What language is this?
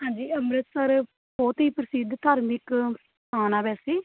Punjabi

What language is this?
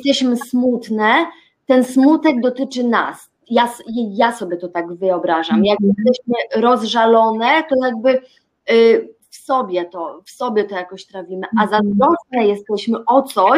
Polish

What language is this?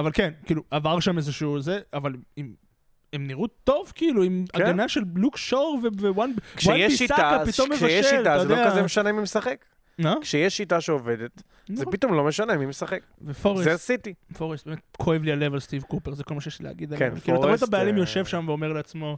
Hebrew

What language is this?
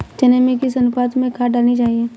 Hindi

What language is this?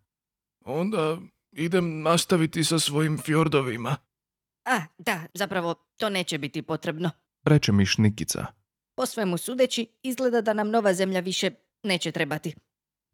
Croatian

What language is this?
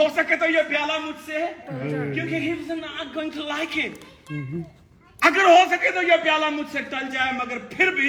Urdu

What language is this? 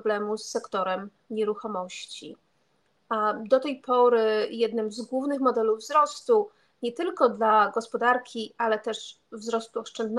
Polish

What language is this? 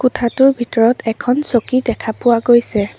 Assamese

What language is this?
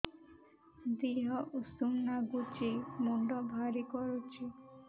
Odia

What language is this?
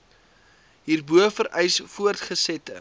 Afrikaans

